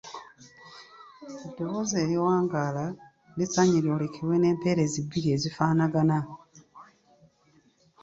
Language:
Ganda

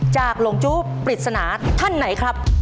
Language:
Thai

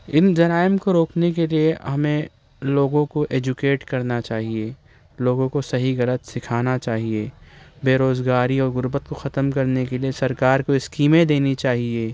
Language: Urdu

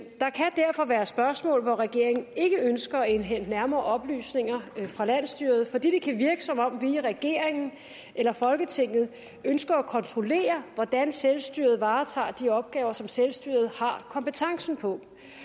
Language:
Danish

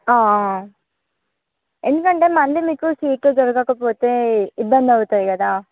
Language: Telugu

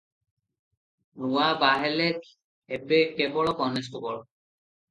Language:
Odia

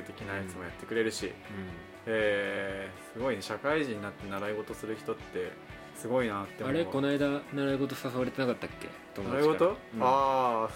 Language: Japanese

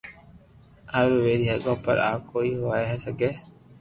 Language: Loarki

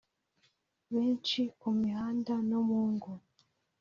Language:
Kinyarwanda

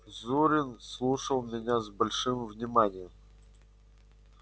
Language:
Russian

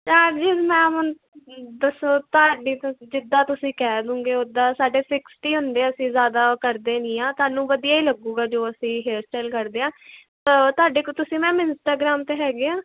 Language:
Punjabi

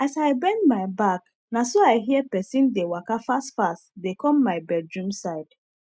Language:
Nigerian Pidgin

